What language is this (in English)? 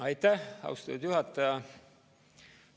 Estonian